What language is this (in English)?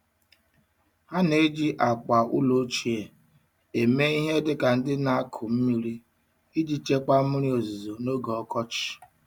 Igbo